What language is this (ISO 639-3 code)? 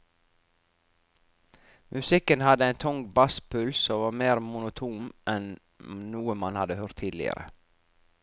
nor